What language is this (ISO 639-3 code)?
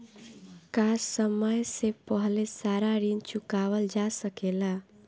bho